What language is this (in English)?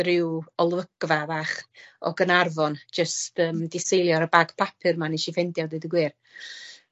Welsh